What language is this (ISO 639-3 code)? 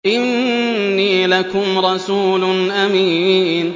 ara